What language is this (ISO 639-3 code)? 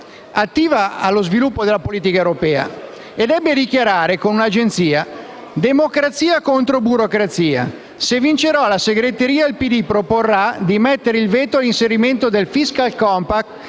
ita